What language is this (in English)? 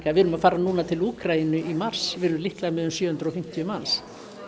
Icelandic